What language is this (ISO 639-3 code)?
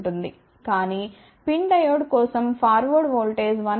tel